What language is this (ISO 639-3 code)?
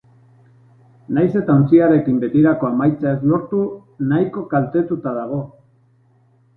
eus